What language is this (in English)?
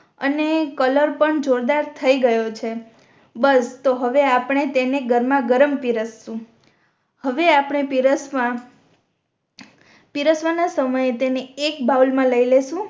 Gujarati